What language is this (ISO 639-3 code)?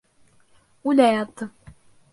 bak